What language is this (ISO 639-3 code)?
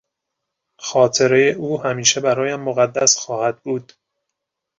fas